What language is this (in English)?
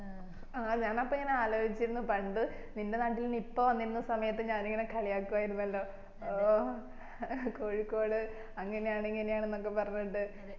Malayalam